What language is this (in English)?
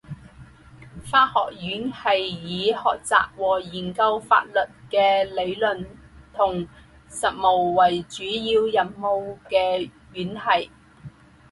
Chinese